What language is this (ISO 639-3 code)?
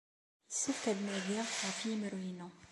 kab